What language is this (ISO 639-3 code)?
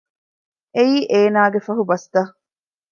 div